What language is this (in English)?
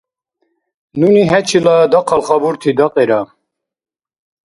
Dargwa